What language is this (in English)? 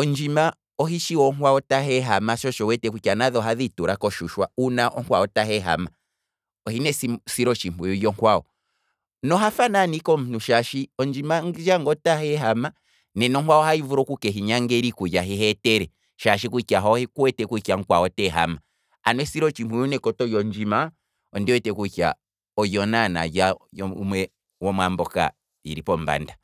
Kwambi